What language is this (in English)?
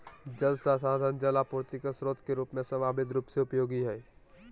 Magahi